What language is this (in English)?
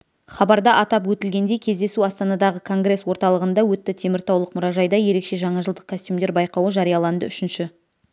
Kazakh